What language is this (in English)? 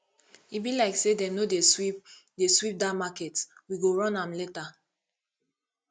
Nigerian Pidgin